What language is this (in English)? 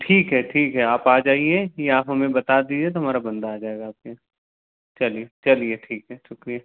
Hindi